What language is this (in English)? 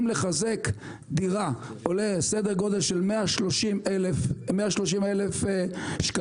Hebrew